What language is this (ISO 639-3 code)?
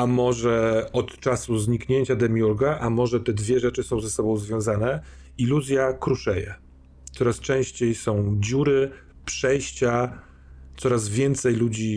pol